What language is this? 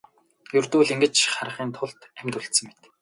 Mongolian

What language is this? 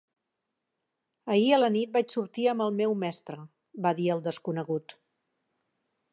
Catalan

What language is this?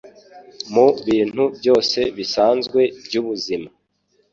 Kinyarwanda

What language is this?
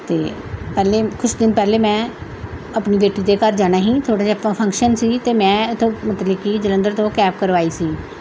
Punjabi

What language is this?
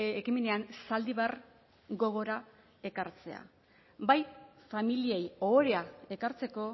Basque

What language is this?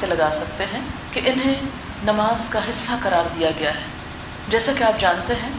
Urdu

